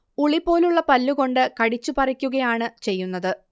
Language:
Malayalam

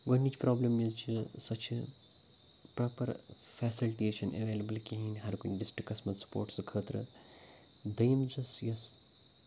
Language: Kashmiri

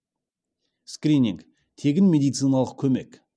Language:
Kazakh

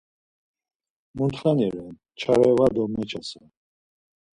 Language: Laz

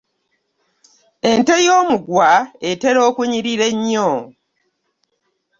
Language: Ganda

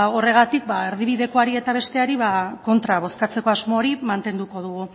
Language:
Basque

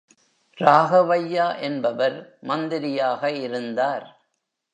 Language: Tamil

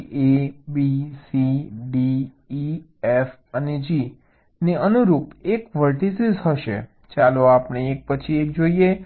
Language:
Gujarati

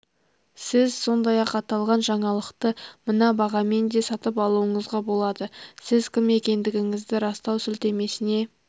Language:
Kazakh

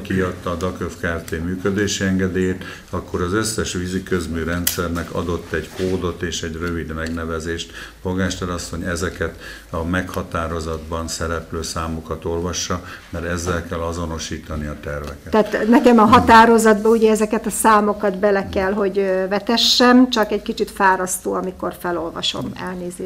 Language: Hungarian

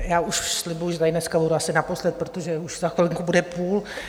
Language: Czech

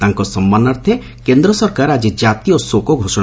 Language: Odia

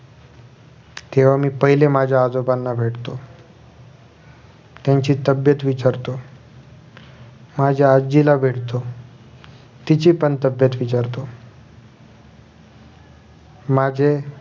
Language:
Marathi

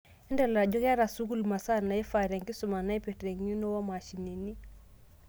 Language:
Masai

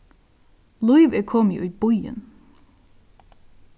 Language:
Faroese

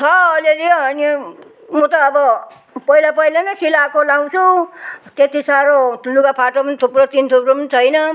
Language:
Nepali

